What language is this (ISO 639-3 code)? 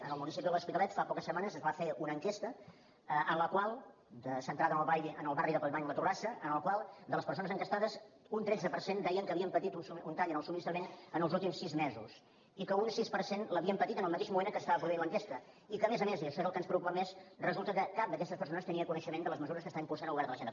cat